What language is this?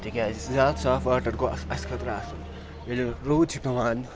Kashmiri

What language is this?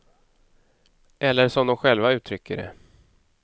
Swedish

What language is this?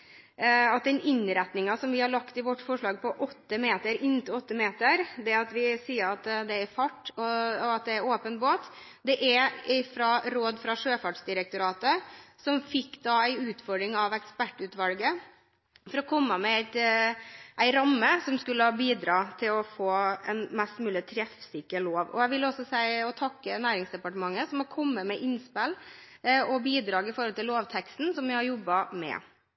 Norwegian Bokmål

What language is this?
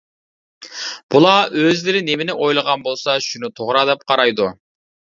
Uyghur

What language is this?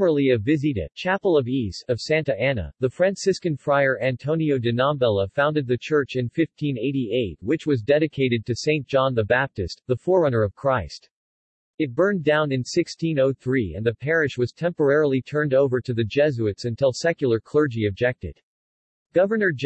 English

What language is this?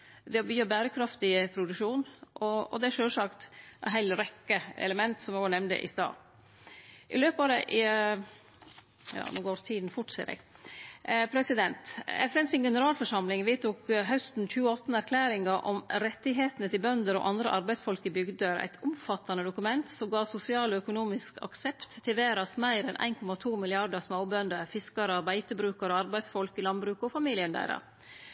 Norwegian Nynorsk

